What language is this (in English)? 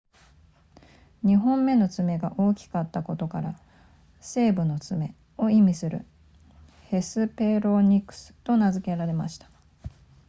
Japanese